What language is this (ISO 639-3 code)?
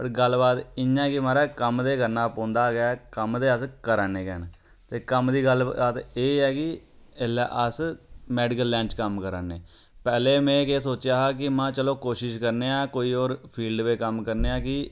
doi